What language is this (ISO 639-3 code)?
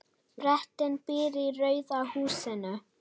isl